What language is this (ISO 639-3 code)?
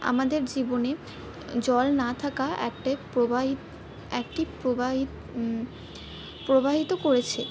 ben